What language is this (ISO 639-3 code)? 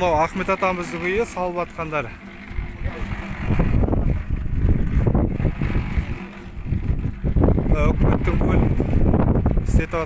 tur